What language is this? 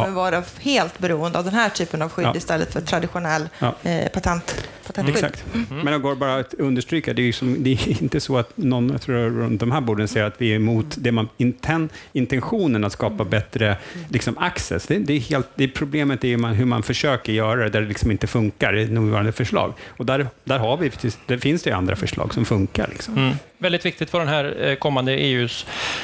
Swedish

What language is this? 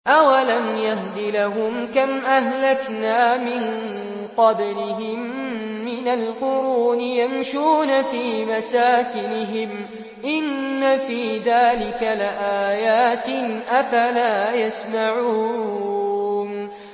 Arabic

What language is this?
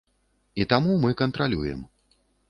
Belarusian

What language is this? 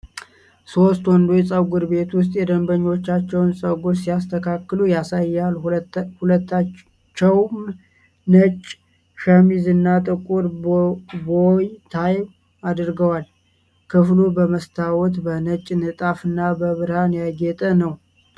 Amharic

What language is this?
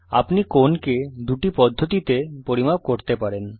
Bangla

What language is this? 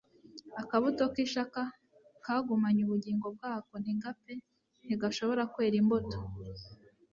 Kinyarwanda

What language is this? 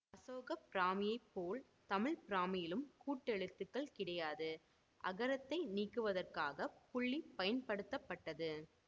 Tamil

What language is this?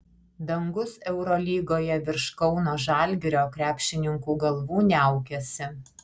Lithuanian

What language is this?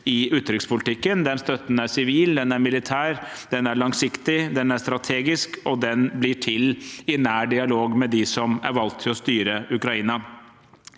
Norwegian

